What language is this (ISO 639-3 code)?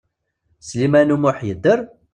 kab